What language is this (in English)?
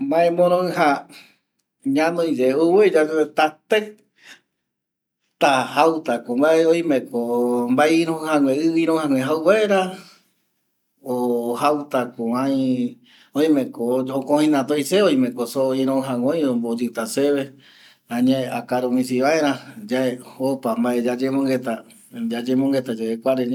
Eastern Bolivian Guaraní